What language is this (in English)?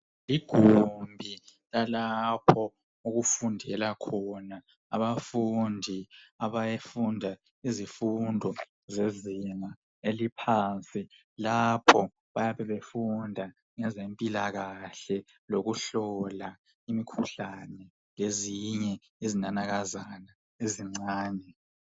North Ndebele